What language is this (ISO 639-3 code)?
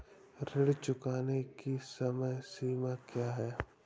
hin